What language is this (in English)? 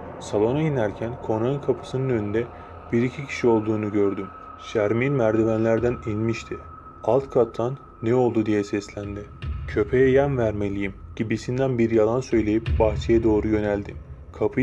Turkish